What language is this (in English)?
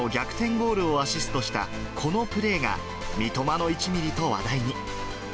Japanese